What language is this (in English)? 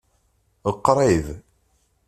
Kabyle